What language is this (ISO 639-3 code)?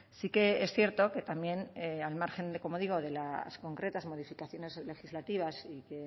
spa